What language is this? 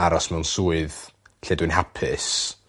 Welsh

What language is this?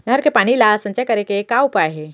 Chhattisgarhi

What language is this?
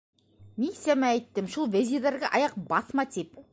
Bashkir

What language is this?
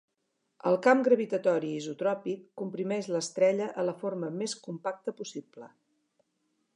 Catalan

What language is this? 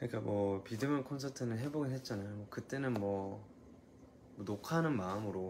Korean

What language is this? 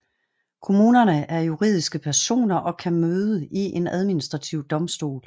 Danish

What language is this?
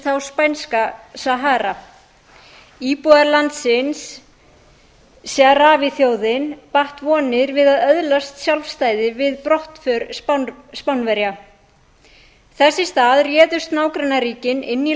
Icelandic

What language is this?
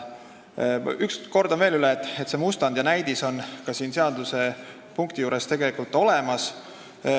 Estonian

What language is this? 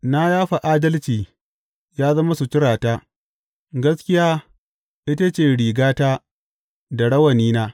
Hausa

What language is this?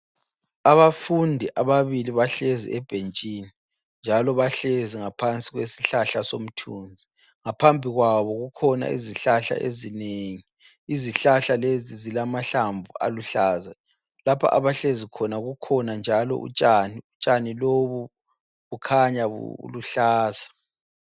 North Ndebele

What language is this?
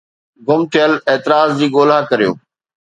Sindhi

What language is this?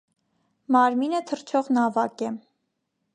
Armenian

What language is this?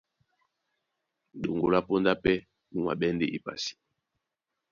Duala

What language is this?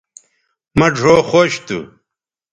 Bateri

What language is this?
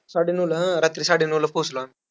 Marathi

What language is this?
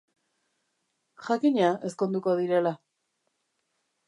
Basque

